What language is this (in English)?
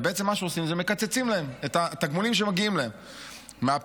Hebrew